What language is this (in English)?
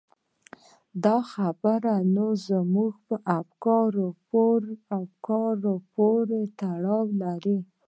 Pashto